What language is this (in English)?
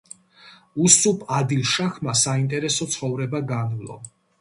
Georgian